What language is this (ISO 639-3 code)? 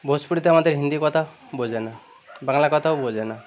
ben